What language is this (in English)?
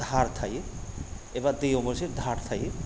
Bodo